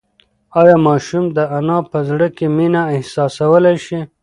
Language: Pashto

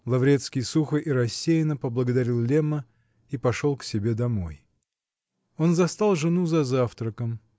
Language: Russian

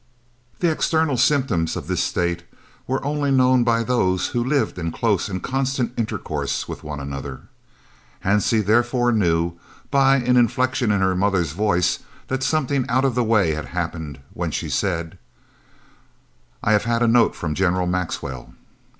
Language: English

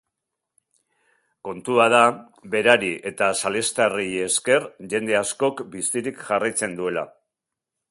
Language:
Basque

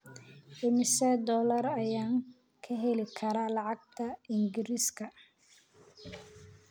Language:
Somali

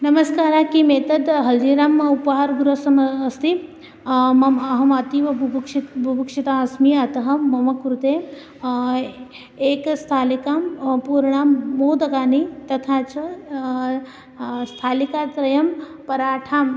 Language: Sanskrit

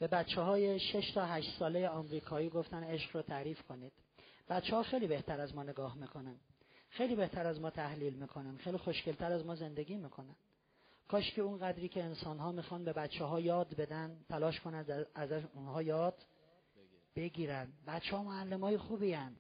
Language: Persian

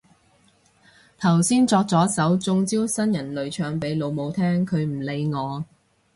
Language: Cantonese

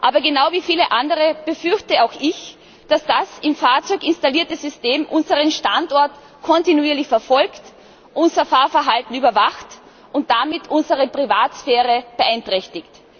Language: German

